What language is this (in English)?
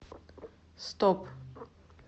Russian